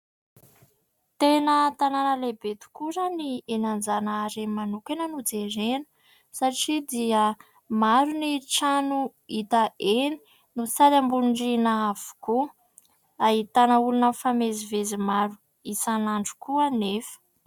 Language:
Malagasy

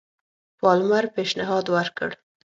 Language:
Pashto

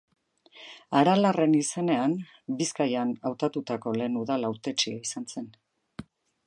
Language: Basque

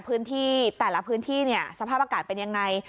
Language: Thai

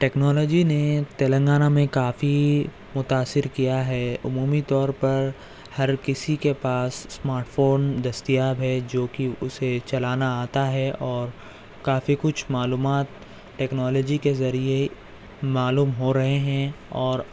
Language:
Urdu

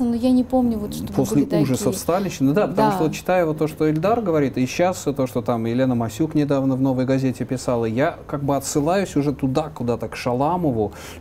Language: Russian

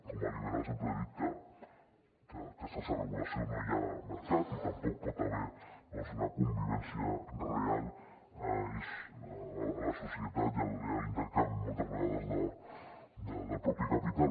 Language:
Catalan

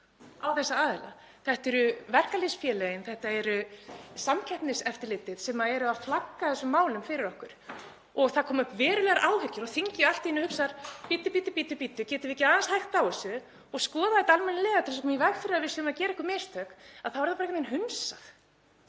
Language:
Icelandic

